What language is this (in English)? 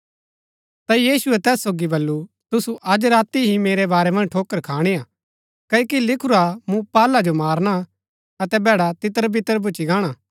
Gaddi